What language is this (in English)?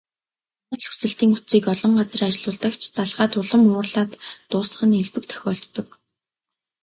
Mongolian